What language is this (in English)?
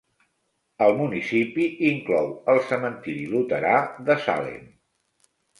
Catalan